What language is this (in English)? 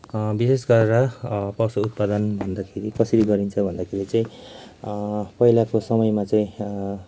Nepali